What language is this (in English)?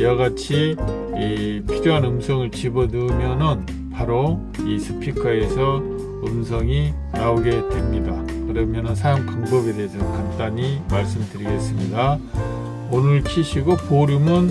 Korean